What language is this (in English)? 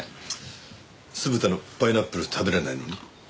Japanese